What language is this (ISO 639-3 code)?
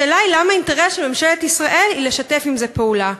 heb